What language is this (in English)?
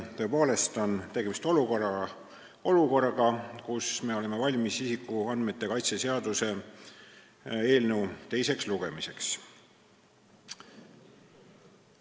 Estonian